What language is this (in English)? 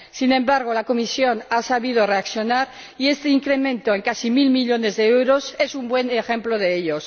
Spanish